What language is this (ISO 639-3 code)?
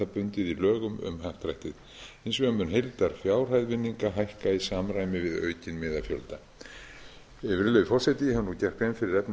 isl